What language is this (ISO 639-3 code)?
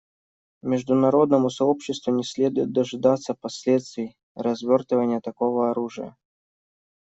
rus